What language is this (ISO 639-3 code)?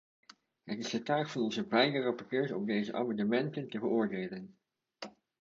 nld